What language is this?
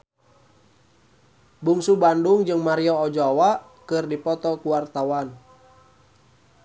Sundanese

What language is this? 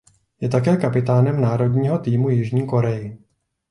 Czech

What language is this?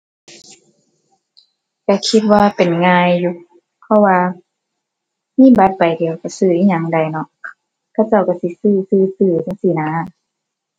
Thai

